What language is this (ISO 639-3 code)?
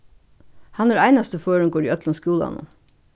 fao